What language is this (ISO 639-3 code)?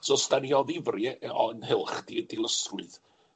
cym